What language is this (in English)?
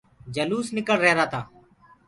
Gurgula